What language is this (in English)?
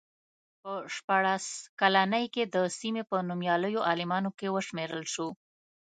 Pashto